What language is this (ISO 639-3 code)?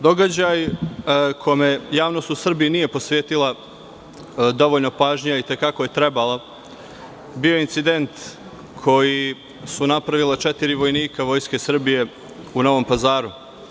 srp